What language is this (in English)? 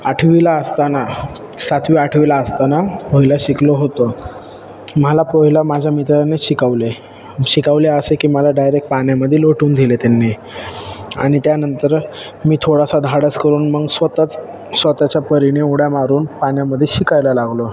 Marathi